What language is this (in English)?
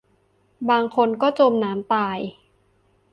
Thai